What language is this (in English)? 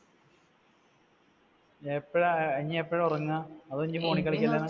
Malayalam